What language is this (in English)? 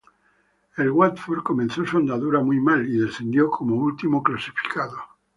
Spanish